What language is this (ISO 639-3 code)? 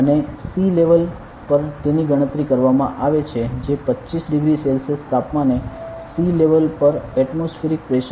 guj